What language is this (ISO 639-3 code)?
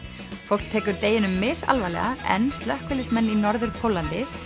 isl